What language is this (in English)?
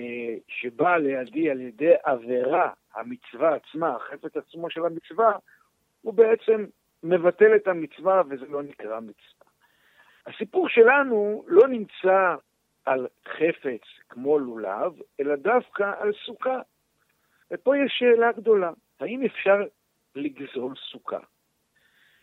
Hebrew